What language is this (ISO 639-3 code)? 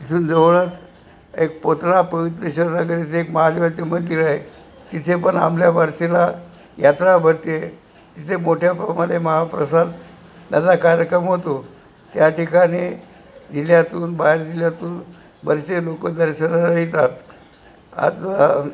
mar